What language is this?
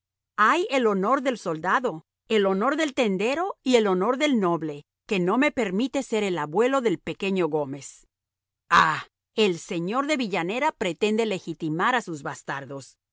Spanish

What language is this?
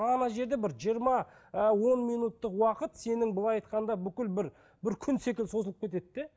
Kazakh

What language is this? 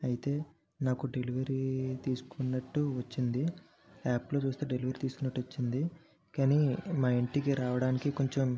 Telugu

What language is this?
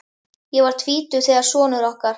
Icelandic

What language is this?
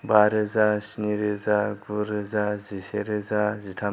Bodo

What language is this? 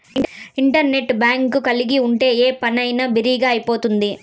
Telugu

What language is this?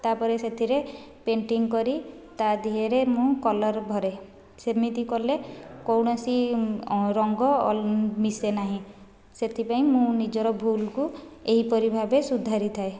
Odia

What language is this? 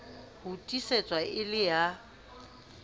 Southern Sotho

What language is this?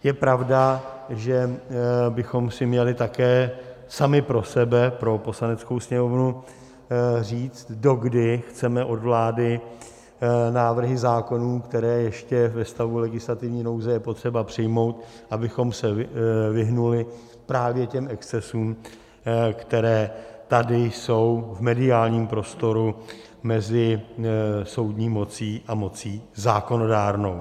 Czech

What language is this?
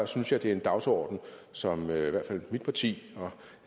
Danish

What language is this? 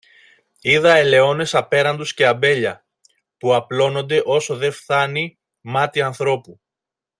Greek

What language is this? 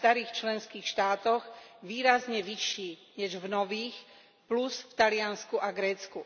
Slovak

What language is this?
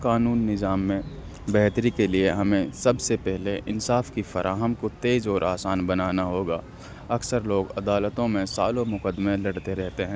Urdu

